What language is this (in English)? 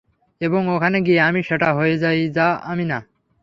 Bangla